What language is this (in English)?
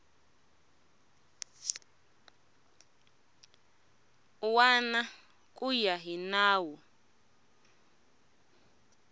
Tsonga